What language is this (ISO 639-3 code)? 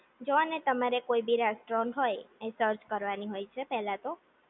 guj